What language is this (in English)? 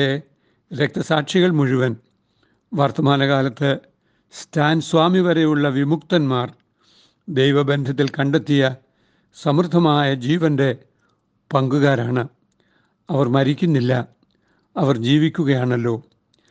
Malayalam